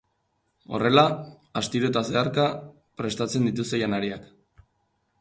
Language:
Basque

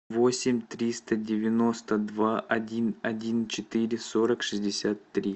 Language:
Russian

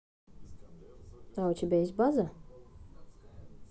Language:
Russian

